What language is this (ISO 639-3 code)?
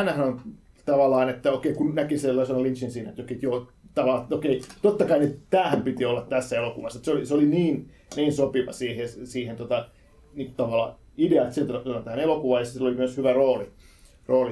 fin